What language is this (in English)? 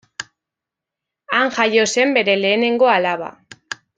Basque